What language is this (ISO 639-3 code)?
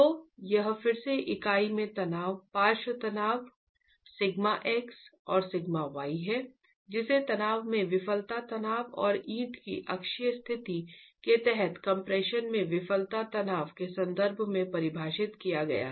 hin